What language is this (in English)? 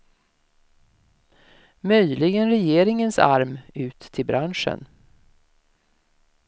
Swedish